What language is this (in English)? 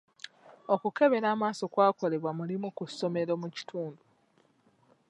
Ganda